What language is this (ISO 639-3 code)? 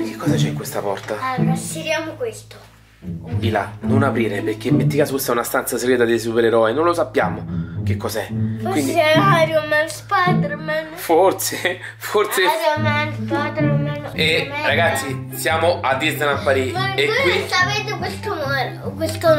ita